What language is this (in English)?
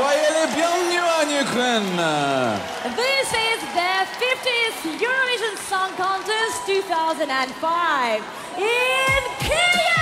Dutch